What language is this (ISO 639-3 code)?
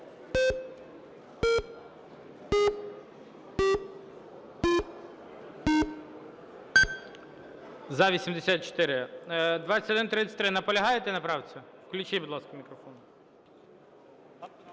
ukr